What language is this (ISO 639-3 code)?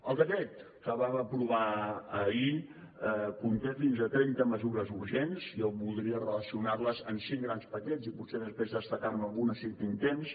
cat